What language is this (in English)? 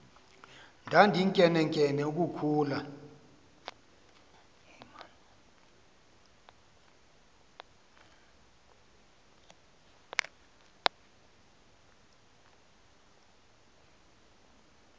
Xhosa